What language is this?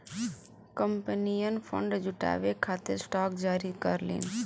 Bhojpuri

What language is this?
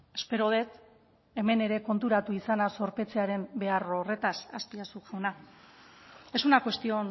Basque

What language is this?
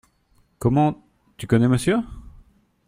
French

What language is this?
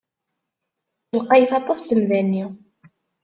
Kabyle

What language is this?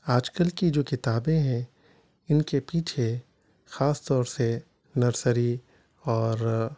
Urdu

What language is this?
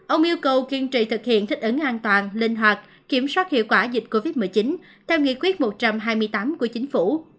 Vietnamese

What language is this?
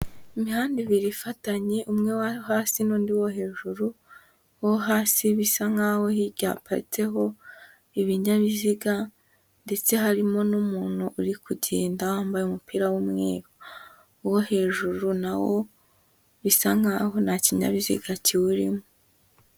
Kinyarwanda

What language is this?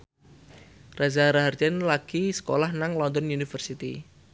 Javanese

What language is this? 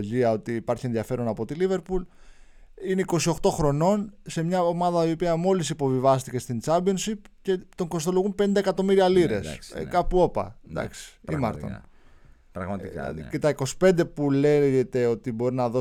Greek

